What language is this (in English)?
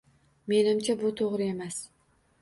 Uzbek